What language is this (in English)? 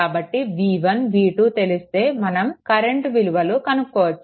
Telugu